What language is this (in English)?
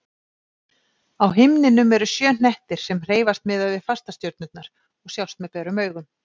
Icelandic